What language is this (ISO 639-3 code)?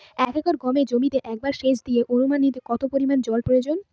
ben